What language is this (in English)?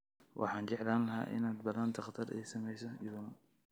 Somali